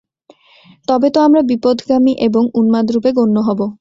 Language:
Bangla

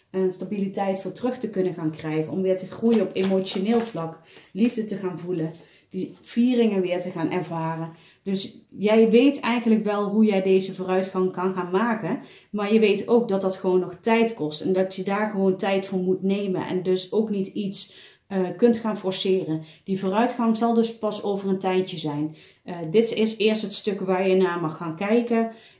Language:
Dutch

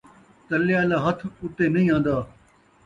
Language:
Saraiki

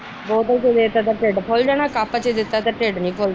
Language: Punjabi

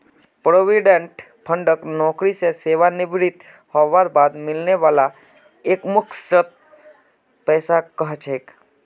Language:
Magahi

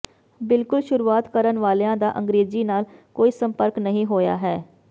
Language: Punjabi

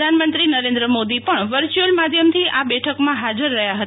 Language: Gujarati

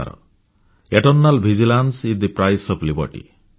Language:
Odia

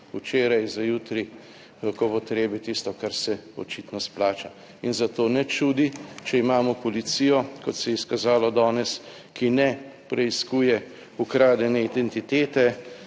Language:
Slovenian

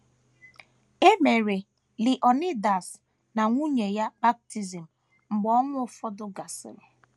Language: Igbo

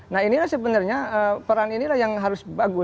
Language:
Indonesian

